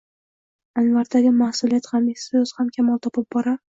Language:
Uzbek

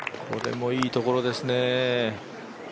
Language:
Japanese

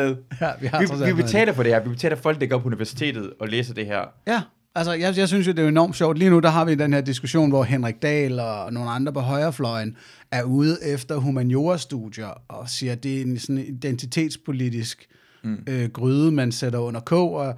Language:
Danish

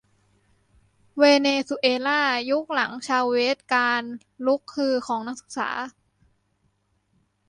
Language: Thai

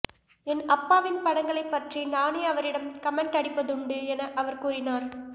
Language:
Tamil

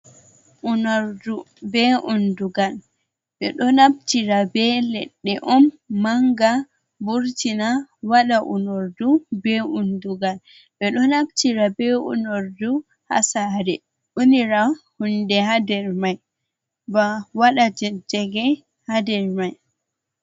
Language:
Fula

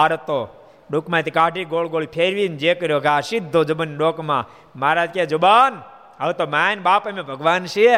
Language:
Gujarati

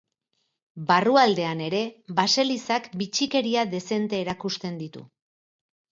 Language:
Basque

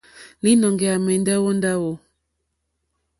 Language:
Mokpwe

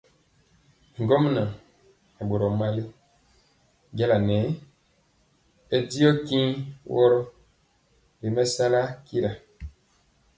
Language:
Mpiemo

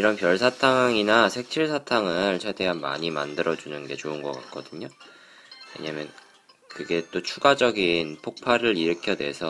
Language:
Korean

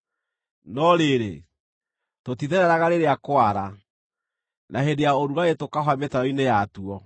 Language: Kikuyu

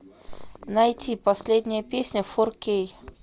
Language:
Russian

